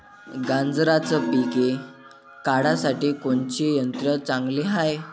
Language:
Marathi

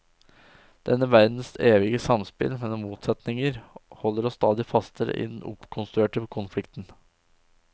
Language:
Norwegian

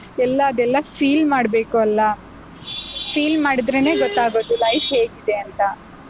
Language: Kannada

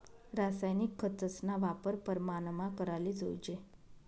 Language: Marathi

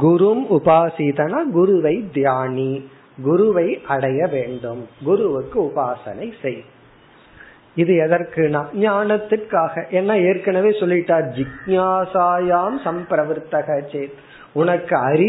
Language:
Tamil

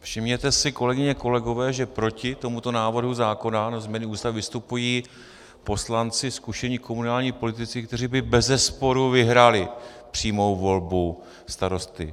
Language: Czech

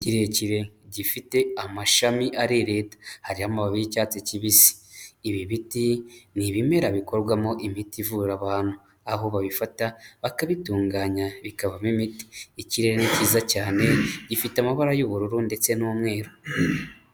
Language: Kinyarwanda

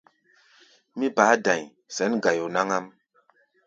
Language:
Gbaya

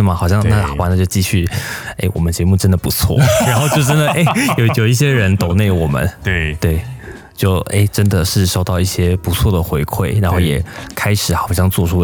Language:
Chinese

